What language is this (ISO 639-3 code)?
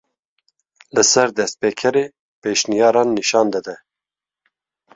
kur